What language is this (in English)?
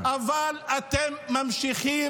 Hebrew